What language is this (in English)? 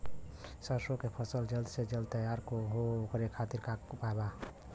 Bhojpuri